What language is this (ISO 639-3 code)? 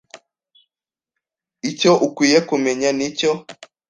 kin